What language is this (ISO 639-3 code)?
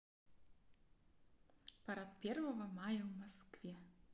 rus